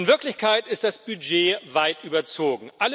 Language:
German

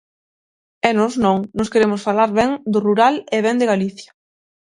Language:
Galician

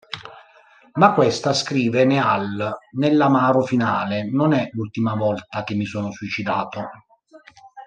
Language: Italian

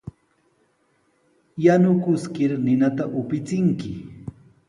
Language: Sihuas Ancash Quechua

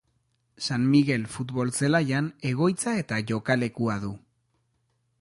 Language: Basque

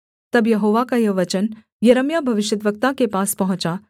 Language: Hindi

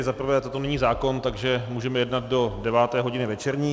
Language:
Czech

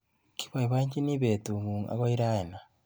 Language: Kalenjin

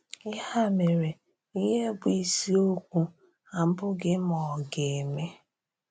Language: Igbo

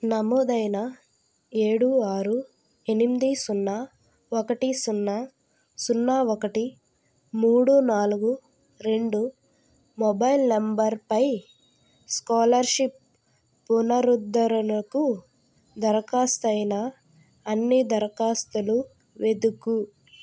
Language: Telugu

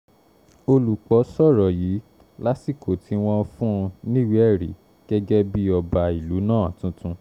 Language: Yoruba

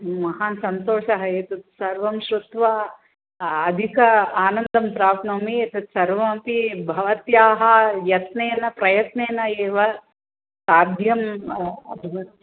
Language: Sanskrit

